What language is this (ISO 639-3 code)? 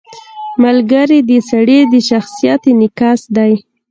pus